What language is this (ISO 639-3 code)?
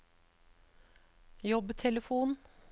nor